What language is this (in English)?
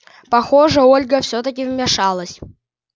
Russian